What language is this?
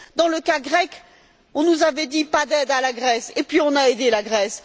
French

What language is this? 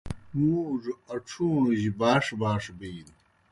Kohistani Shina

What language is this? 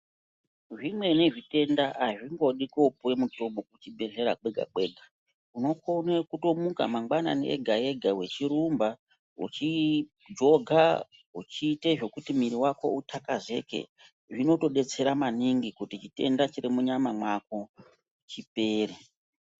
Ndau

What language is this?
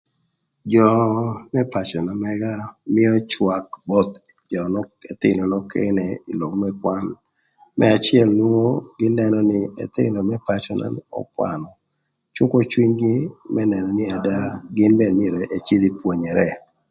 Thur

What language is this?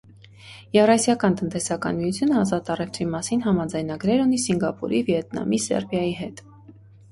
Armenian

